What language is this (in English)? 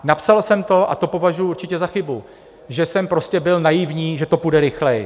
Czech